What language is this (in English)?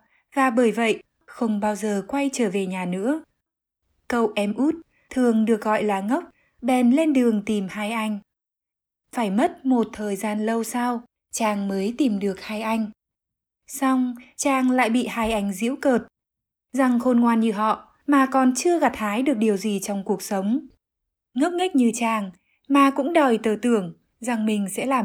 Vietnamese